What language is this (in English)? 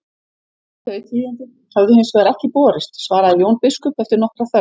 Icelandic